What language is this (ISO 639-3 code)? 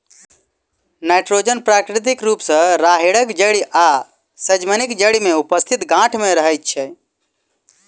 mai